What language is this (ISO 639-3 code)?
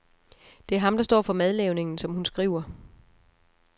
dan